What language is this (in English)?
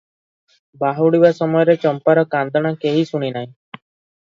Odia